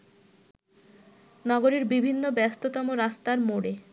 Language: Bangla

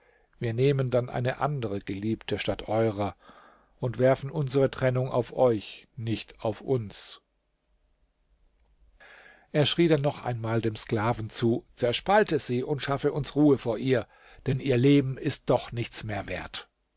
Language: German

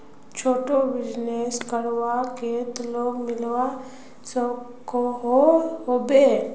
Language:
Magahi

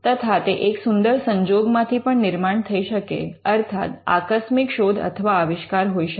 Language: Gujarati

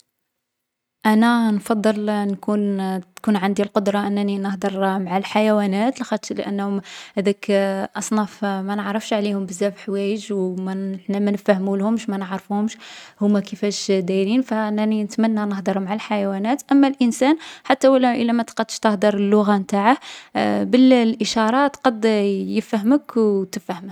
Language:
Algerian Arabic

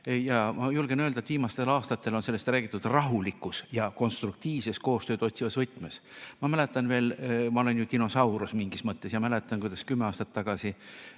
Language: Estonian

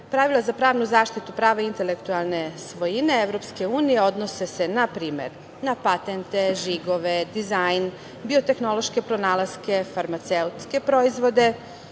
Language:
Serbian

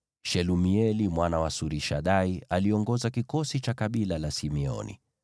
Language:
Swahili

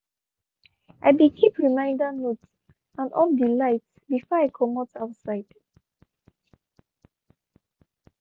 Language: Nigerian Pidgin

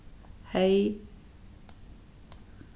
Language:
Faroese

